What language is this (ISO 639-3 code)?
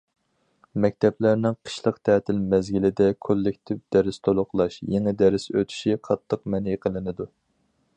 uig